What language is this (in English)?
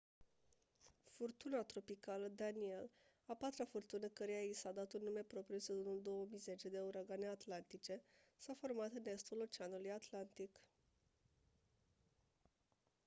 Romanian